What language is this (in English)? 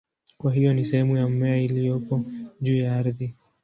Swahili